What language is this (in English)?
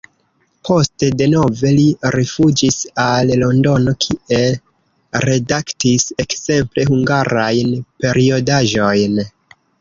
Esperanto